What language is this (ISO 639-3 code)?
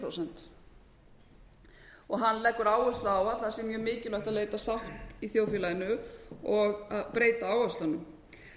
isl